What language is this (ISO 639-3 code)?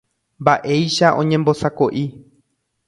grn